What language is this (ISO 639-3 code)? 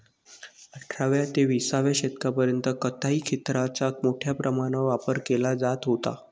mar